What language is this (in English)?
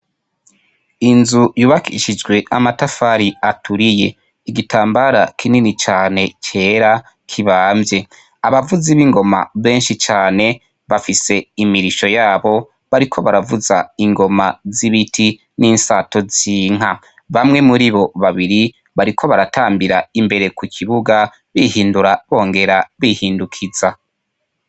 Rundi